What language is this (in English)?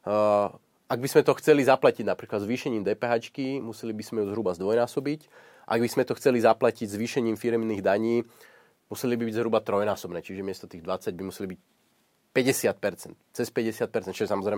Slovak